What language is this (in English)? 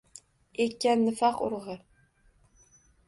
Uzbek